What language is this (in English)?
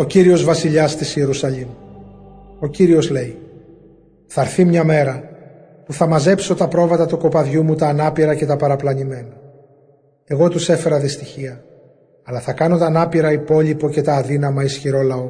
Greek